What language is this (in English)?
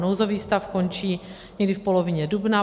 Czech